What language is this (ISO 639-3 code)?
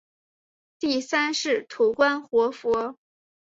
zho